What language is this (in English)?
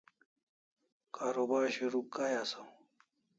Kalasha